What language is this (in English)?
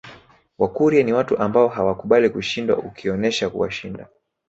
Swahili